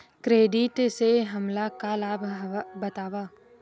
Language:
Chhattisgarhi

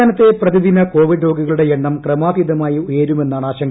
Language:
Malayalam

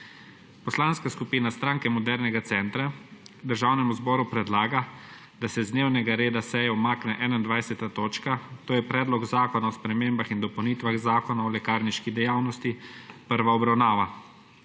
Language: Slovenian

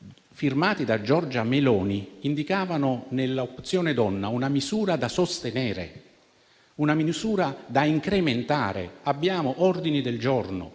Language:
Italian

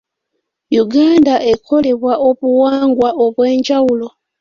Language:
Ganda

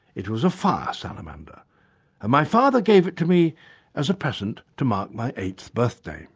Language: English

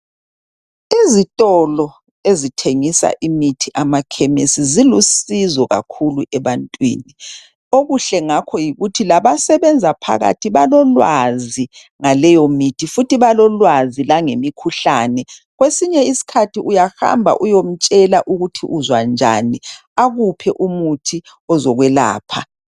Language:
North Ndebele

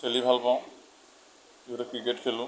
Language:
Assamese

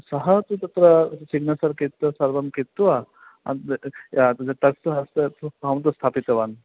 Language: Sanskrit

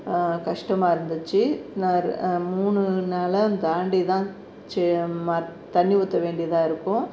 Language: Tamil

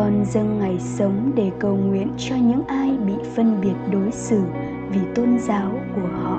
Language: Vietnamese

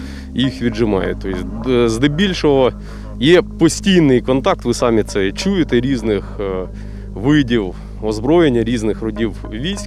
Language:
Ukrainian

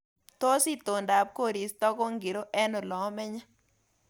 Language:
Kalenjin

